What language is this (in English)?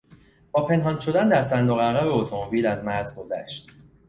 Persian